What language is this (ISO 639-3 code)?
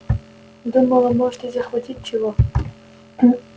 rus